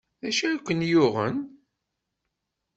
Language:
Kabyle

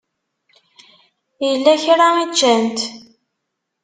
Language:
Kabyle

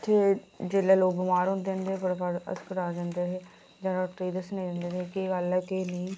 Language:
Dogri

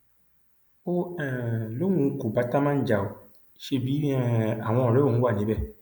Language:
Yoruba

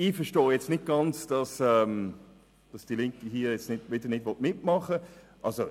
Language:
Swiss German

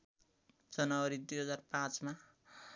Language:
Nepali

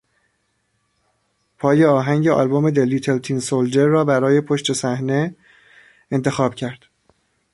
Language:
Persian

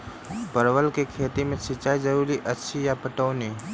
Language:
Maithili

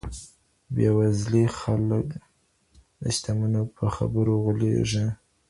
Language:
Pashto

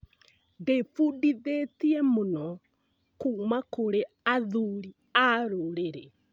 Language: Kikuyu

